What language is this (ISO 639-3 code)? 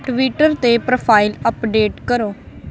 pan